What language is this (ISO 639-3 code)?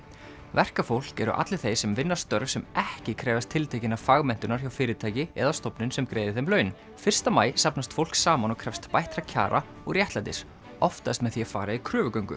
isl